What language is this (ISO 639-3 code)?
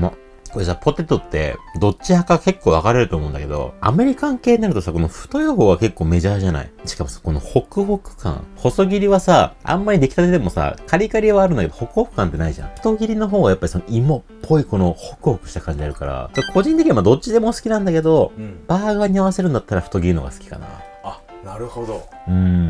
jpn